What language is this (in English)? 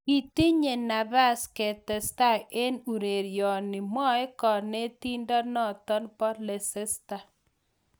Kalenjin